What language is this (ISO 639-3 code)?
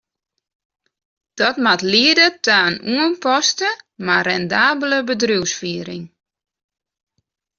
fry